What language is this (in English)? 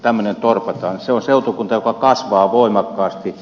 Finnish